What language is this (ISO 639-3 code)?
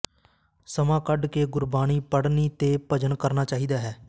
pan